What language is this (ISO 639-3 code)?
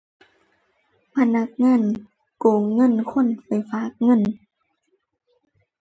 tha